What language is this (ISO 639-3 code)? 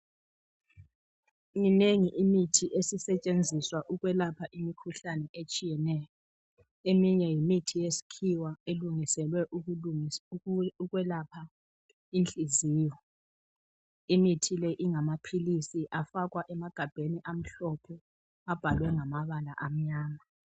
nde